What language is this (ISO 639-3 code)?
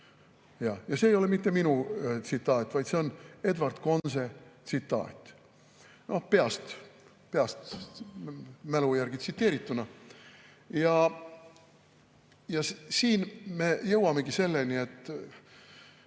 est